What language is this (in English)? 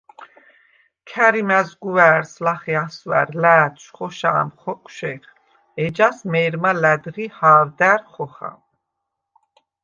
Svan